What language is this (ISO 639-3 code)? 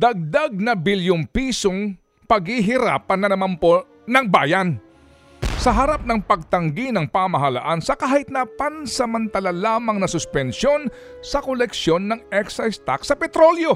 fil